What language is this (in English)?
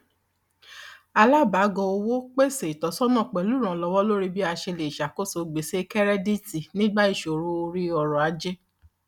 Yoruba